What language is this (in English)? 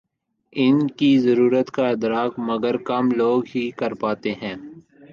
Urdu